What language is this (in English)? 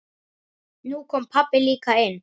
Icelandic